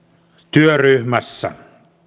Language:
Finnish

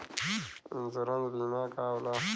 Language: Bhojpuri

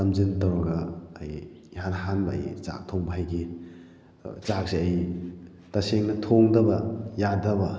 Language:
Manipuri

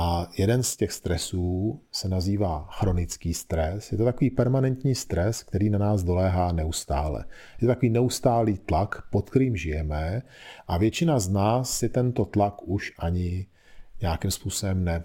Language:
Czech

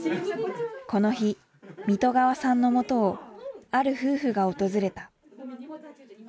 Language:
Japanese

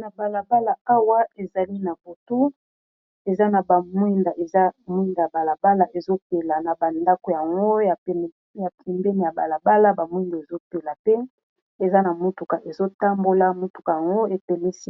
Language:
Lingala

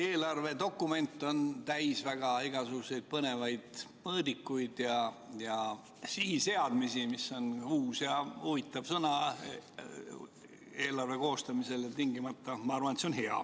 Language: Estonian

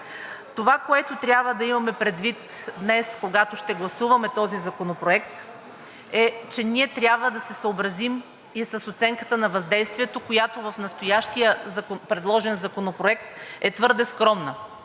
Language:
Bulgarian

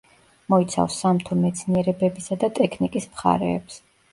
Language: Georgian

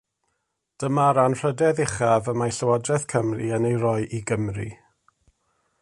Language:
Welsh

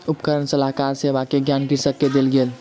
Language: Maithili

